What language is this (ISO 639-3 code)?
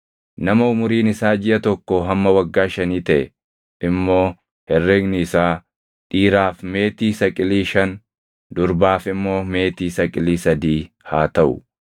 orm